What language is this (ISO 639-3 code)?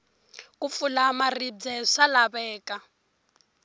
tso